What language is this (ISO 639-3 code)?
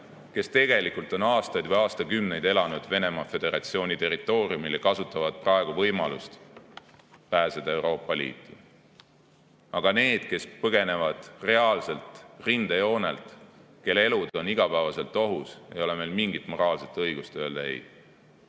est